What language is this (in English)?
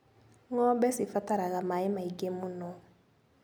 Kikuyu